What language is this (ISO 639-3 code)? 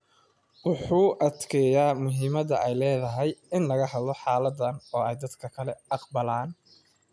som